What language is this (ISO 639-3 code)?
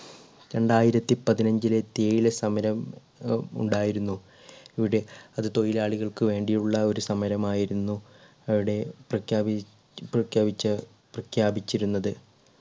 mal